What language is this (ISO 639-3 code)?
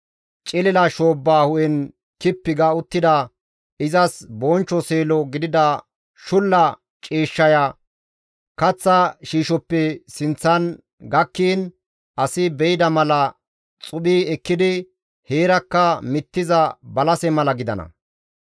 gmv